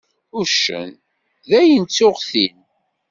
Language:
Kabyle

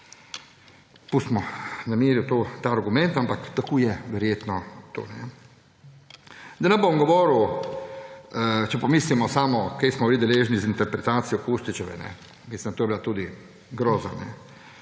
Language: Slovenian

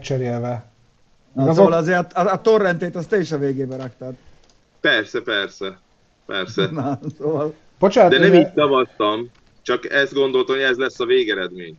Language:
Hungarian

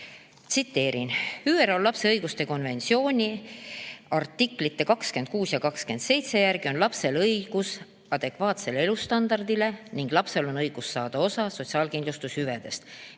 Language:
Estonian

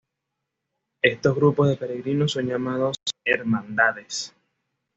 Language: Spanish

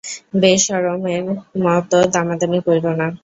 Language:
Bangla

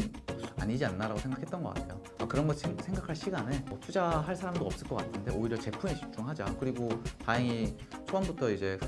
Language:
Korean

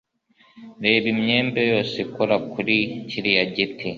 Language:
Kinyarwanda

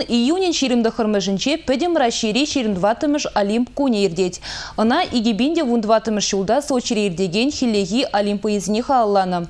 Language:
Russian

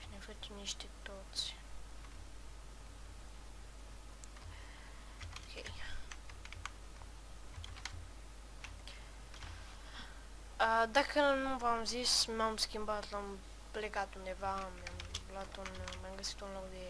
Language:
Romanian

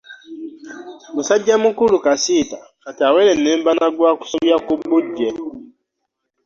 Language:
Ganda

